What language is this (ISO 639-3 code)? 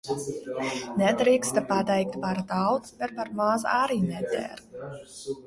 lav